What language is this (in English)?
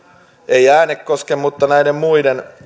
Finnish